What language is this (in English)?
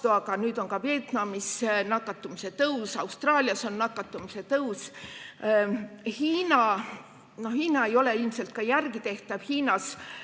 Estonian